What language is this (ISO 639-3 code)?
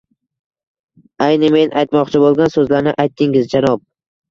uzb